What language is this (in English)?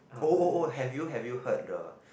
English